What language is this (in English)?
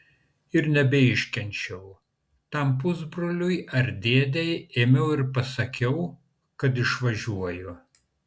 Lithuanian